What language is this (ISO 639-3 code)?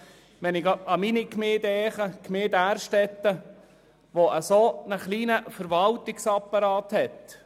gsw